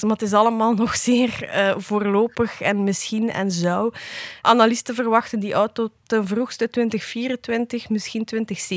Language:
Dutch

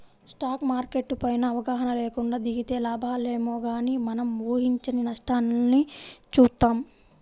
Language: Telugu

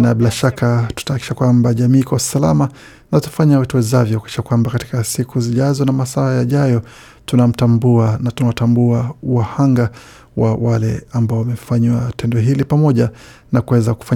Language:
Swahili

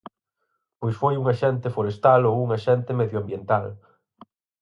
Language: Galician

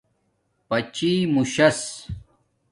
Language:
Domaaki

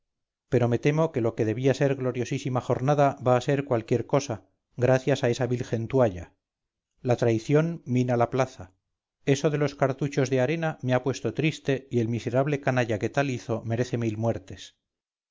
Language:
Spanish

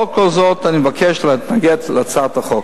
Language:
Hebrew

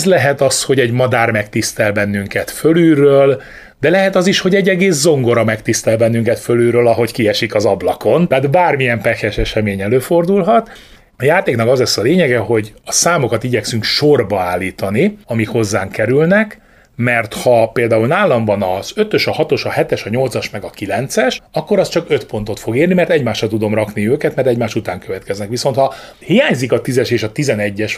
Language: Hungarian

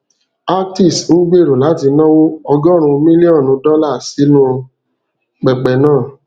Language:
Yoruba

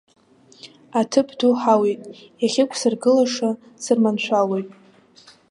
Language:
Abkhazian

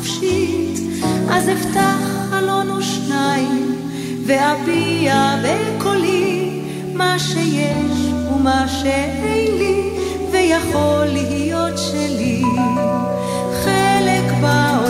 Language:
Hebrew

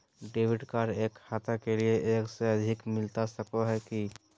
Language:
Magahi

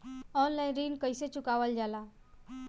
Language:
Bhojpuri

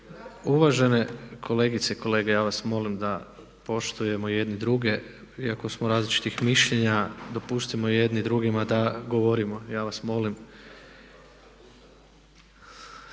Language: Croatian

